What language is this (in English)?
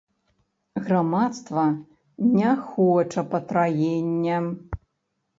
Belarusian